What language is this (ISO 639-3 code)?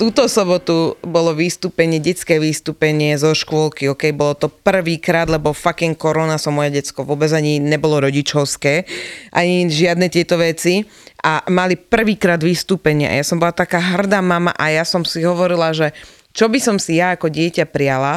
slk